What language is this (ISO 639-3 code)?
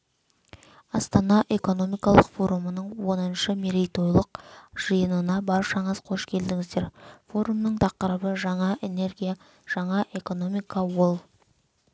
kaz